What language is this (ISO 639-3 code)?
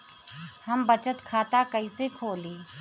bho